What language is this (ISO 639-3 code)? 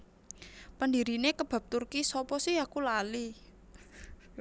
jav